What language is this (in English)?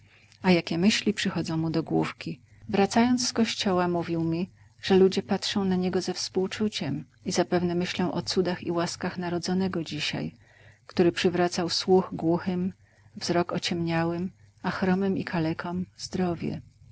Polish